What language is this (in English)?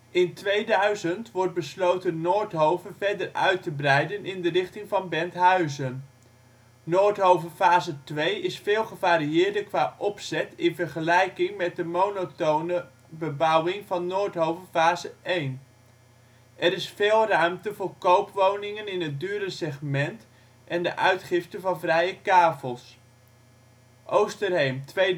Dutch